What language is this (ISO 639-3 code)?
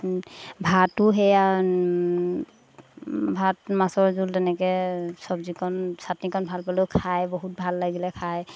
asm